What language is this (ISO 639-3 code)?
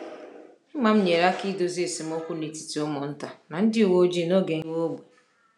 ibo